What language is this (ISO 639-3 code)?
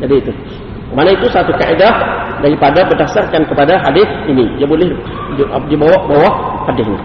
msa